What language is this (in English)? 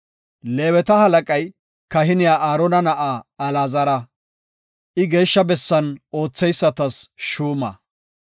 Gofa